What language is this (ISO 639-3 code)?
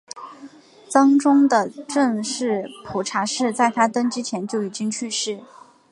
zho